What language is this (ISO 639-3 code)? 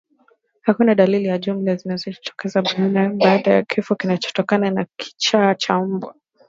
swa